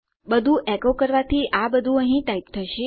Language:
Gujarati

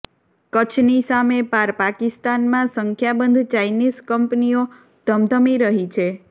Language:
Gujarati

